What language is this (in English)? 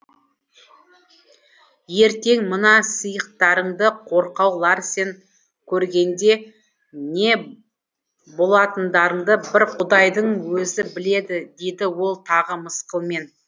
Kazakh